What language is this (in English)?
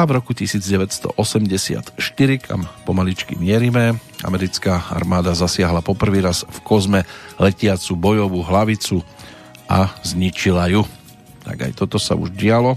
Slovak